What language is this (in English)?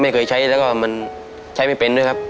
Thai